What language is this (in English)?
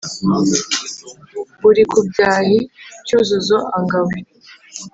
Kinyarwanda